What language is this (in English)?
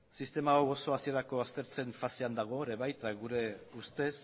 Basque